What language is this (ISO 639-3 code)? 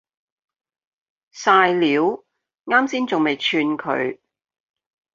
yue